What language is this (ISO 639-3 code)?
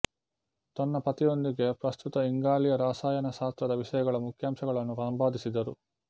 kan